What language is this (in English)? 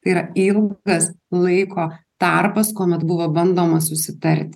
Lithuanian